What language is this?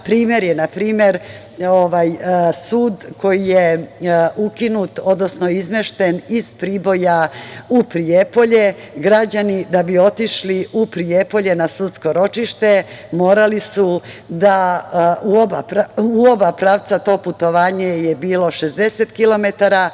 Serbian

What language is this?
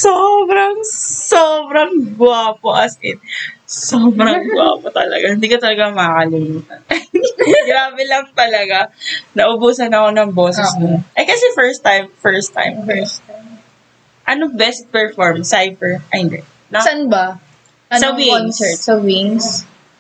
Filipino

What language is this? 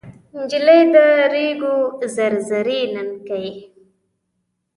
Pashto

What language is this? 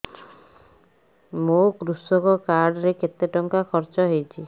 Odia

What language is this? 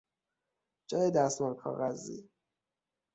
Persian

